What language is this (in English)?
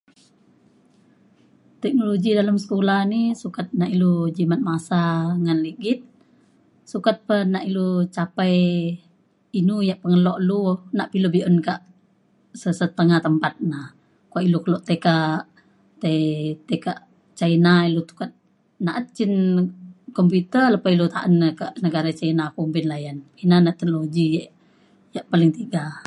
Mainstream Kenyah